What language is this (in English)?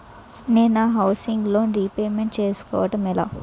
Telugu